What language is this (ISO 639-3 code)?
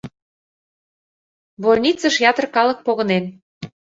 chm